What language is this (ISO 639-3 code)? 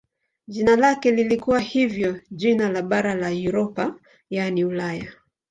swa